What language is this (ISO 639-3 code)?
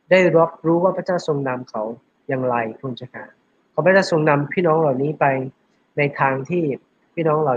tha